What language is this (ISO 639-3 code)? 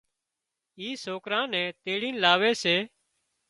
kxp